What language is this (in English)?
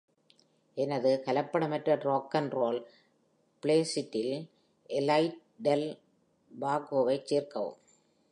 Tamil